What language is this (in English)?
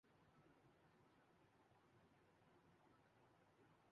Urdu